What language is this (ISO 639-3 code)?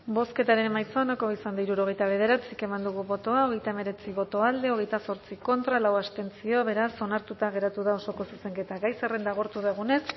eus